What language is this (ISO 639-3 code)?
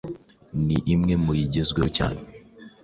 kin